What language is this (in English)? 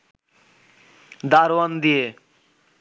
Bangla